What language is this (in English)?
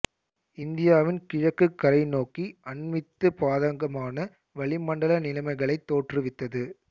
Tamil